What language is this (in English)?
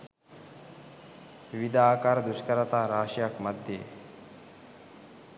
Sinhala